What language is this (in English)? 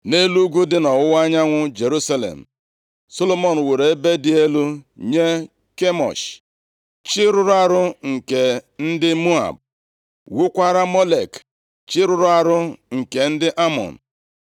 Igbo